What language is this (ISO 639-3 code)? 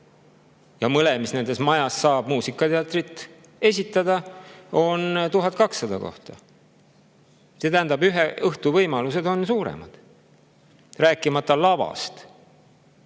est